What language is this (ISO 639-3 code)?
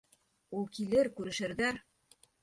bak